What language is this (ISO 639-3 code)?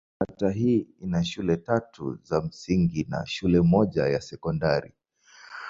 swa